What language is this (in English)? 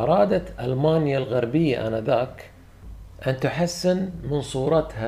Arabic